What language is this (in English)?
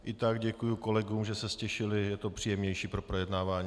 Czech